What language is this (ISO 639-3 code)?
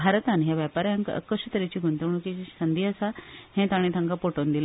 kok